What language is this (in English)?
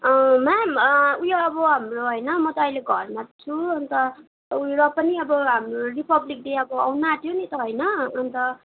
Nepali